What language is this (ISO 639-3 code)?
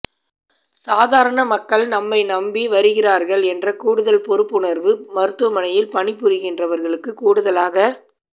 tam